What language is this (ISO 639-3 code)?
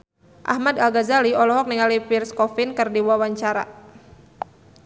sun